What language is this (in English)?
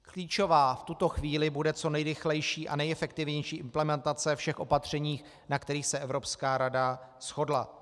Czech